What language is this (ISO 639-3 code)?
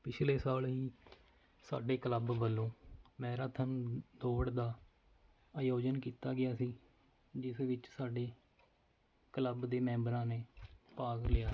pan